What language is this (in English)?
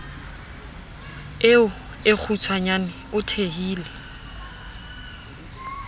Southern Sotho